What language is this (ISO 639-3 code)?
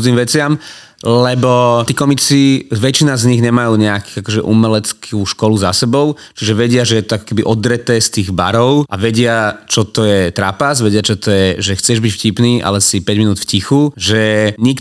slk